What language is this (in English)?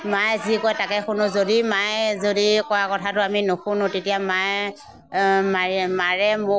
Assamese